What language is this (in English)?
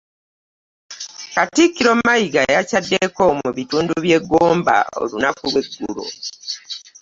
Ganda